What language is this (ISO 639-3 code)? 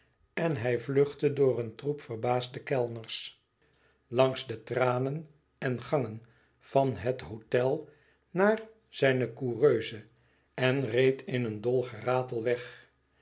nld